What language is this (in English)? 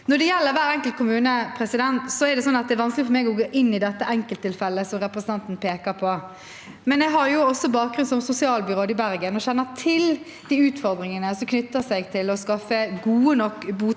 Norwegian